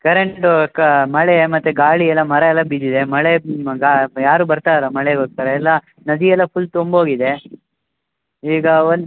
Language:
Kannada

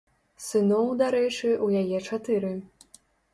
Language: Belarusian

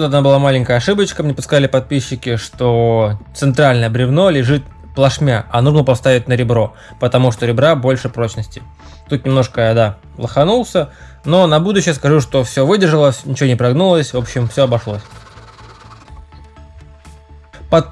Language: Russian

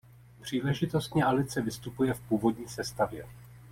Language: Czech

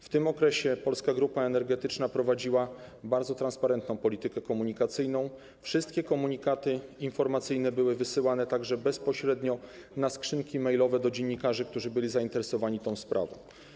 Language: Polish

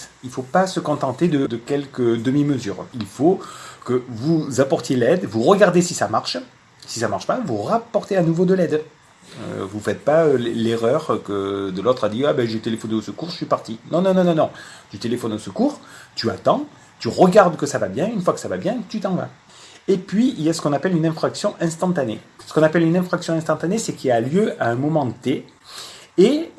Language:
French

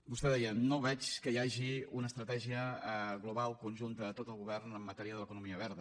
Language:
Catalan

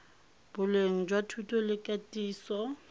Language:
Tswana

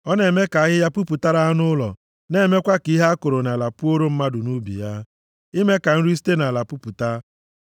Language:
Igbo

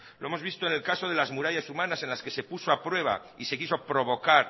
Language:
Spanish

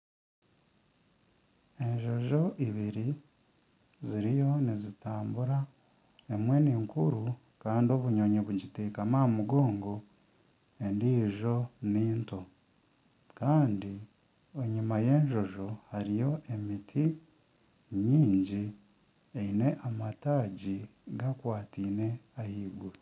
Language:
Nyankole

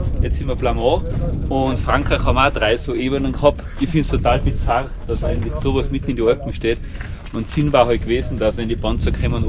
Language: German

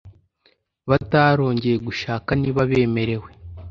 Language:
Kinyarwanda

